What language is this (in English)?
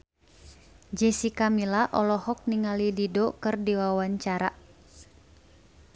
Sundanese